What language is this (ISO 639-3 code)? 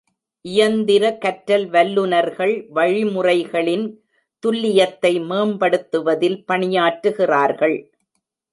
tam